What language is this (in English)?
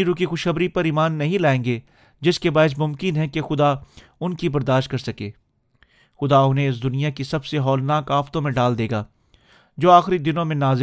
Urdu